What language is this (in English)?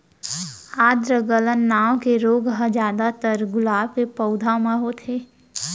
Chhattisgarhi